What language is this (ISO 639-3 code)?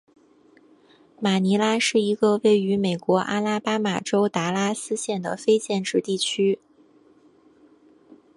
zho